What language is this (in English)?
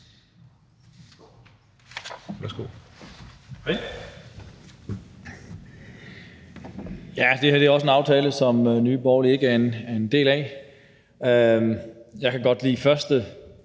Danish